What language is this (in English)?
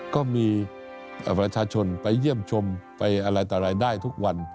Thai